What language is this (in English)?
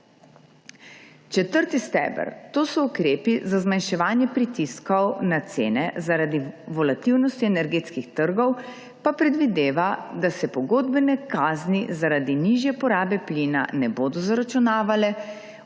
Slovenian